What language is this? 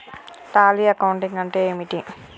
Telugu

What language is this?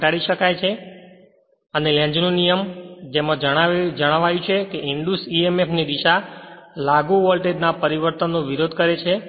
Gujarati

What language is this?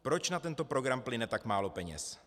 Czech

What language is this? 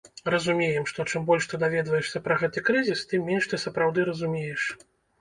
Belarusian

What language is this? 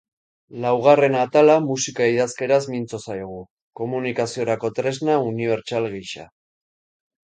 Basque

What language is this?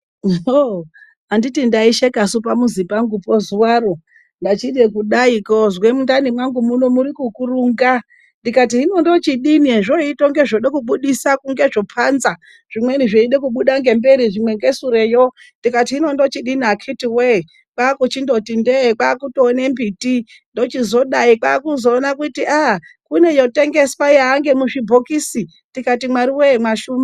Ndau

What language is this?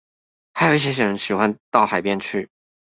Chinese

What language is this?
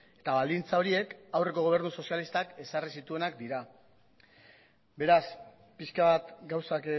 Basque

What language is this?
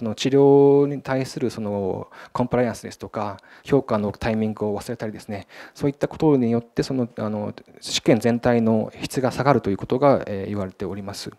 Japanese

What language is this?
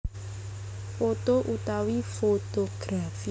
Javanese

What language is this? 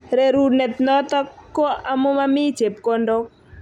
Kalenjin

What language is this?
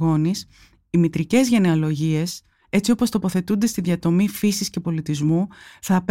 Greek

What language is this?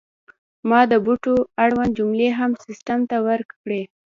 Pashto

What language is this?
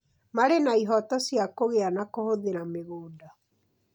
Kikuyu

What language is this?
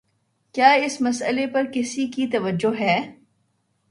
Urdu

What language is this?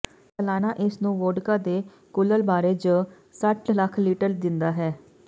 Punjabi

